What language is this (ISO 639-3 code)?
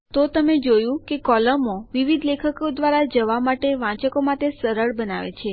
guj